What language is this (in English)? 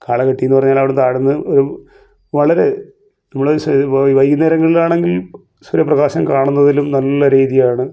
Malayalam